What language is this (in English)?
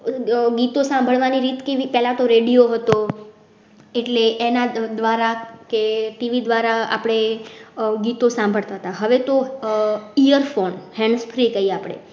Gujarati